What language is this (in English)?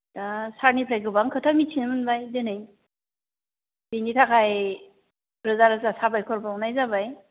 Bodo